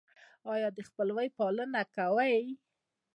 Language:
Pashto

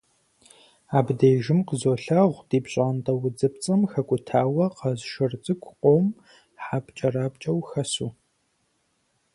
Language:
Kabardian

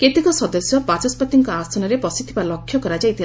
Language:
Odia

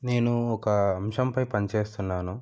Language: Telugu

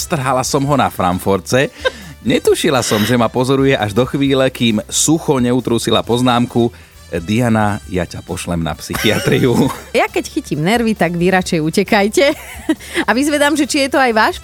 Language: Slovak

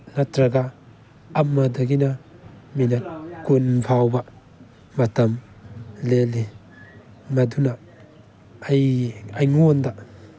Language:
Manipuri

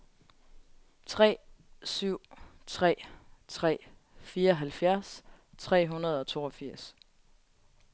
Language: Danish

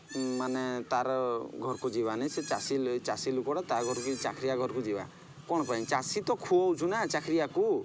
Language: Odia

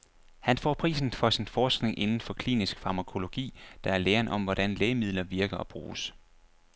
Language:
Danish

